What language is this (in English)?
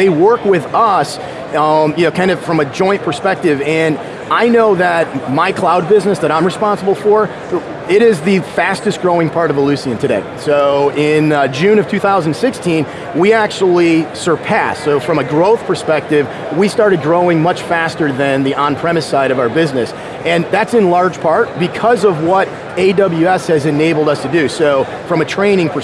English